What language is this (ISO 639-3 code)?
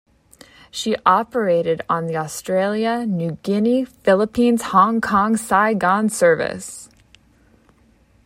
eng